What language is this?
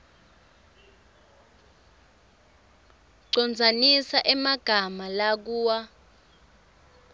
Swati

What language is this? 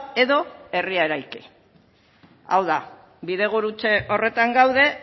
Basque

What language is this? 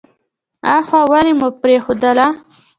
Pashto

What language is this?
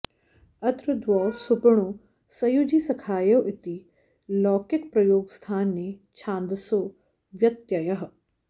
Sanskrit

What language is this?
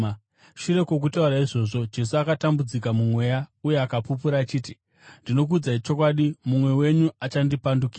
Shona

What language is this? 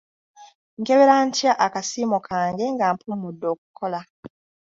Ganda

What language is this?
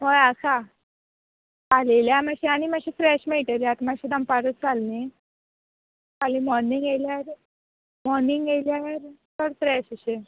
Konkani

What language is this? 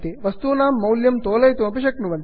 Sanskrit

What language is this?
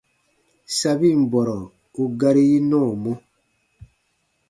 Baatonum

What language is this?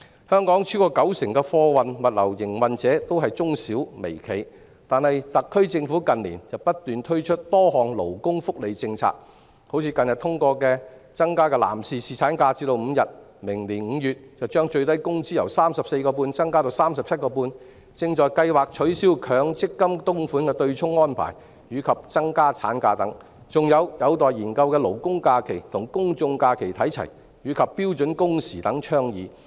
Cantonese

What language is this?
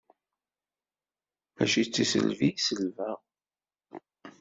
Kabyle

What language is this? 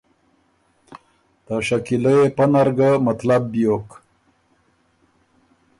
Ormuri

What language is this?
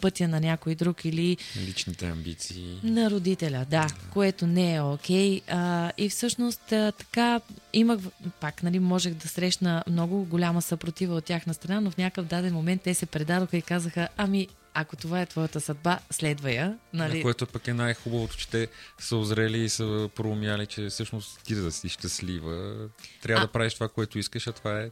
Bulgarian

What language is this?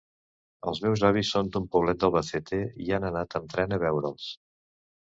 Catalan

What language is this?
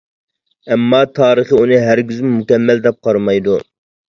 Uyghur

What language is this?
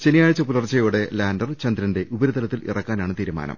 Malayalam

